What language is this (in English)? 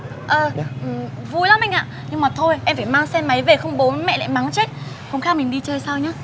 Vietnamese